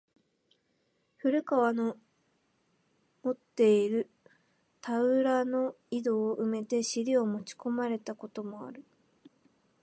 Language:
Japanese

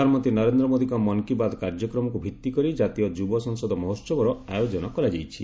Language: Odia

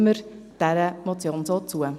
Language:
Swiss German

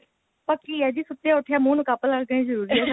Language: Punjabi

